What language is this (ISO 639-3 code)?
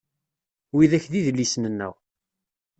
kab